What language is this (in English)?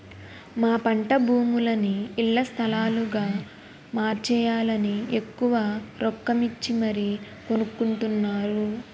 Telugu